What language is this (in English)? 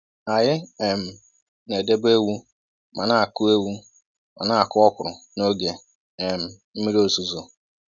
Igbo